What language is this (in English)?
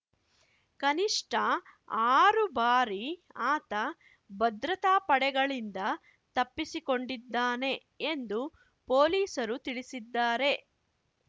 Kannada